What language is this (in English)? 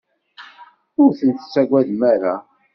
Kabyle